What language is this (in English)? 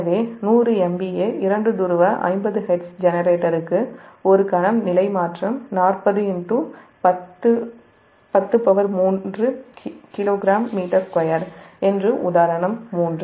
Tamil